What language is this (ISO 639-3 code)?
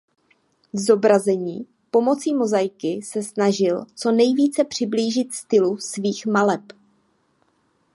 ces